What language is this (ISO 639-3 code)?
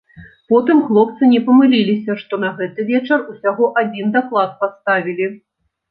bel